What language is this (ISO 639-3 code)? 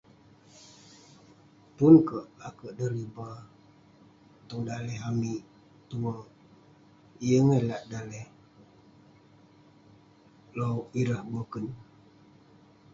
pne